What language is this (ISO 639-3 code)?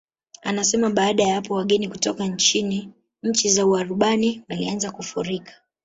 swa